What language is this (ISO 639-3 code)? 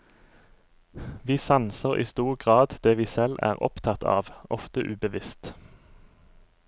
nor